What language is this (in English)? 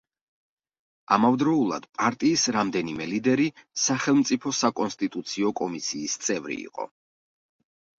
Georgian